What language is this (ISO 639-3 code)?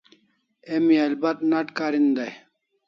kls